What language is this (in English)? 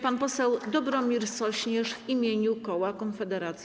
Polish